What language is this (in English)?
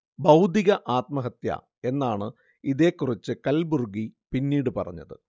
Malayalam